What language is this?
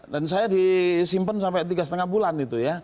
Indonesian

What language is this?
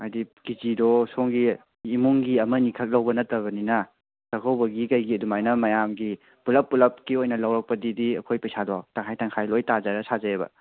Manipuri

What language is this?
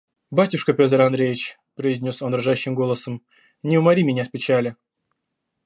Russian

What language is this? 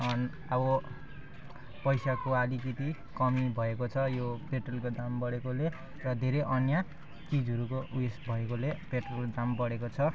Nepali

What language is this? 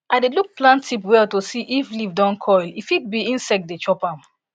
Nigerian Pidgin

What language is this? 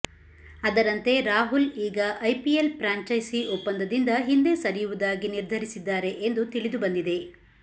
Kannada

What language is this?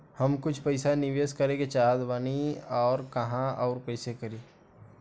Bhojpuri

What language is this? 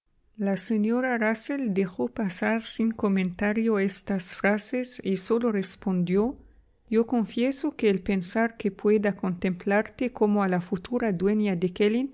Spanish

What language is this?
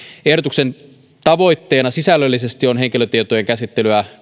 Finnish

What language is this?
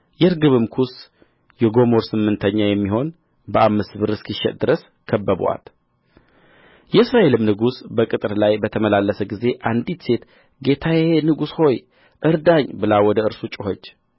Amharic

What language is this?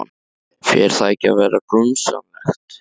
Icelandic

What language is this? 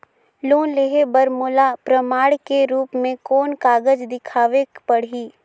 Chhattisgarhi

